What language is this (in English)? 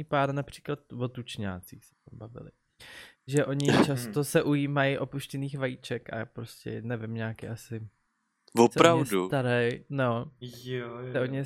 Czech